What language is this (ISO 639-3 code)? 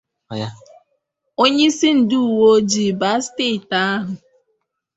ibo